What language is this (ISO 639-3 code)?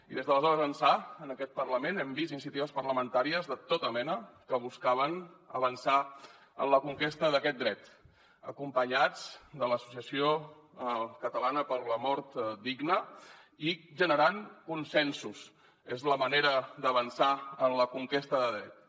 cat